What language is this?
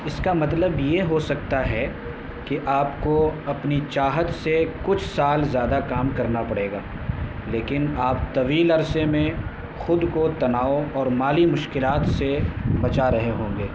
Urdu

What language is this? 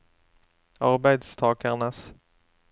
Norwegian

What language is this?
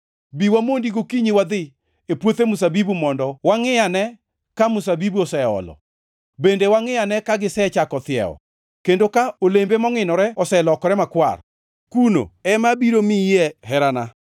Luo (Kenya and Tanzania)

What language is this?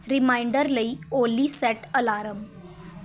Punjabi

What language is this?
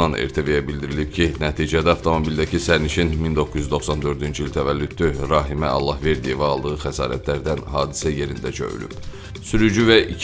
Turkish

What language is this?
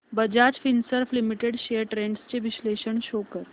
Marathi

